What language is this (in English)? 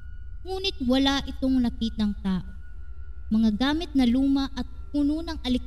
Filipino